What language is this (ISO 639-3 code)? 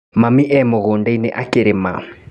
kik